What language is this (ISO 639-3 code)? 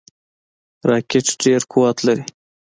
pus